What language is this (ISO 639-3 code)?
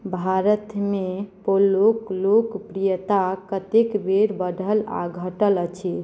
mai